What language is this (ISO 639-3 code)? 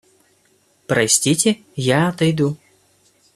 rus